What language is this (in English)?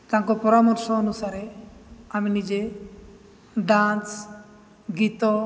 Odia